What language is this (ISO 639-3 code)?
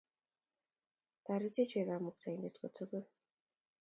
kln